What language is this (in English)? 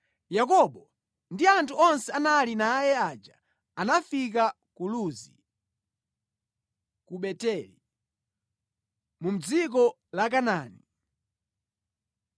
Nyanja